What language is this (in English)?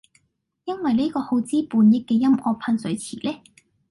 Cantonese